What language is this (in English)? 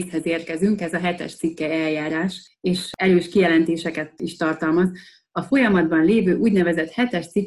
Hungarian